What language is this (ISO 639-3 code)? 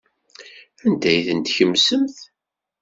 kab